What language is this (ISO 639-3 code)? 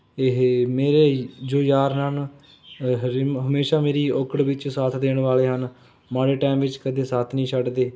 pan